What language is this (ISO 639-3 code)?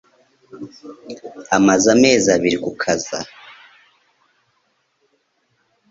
kin